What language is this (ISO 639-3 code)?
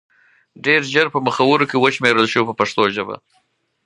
pus